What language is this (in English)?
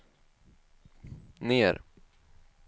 Swedish